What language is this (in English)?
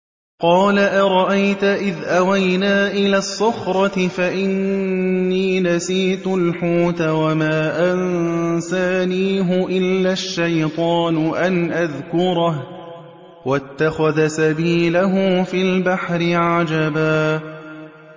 Arabic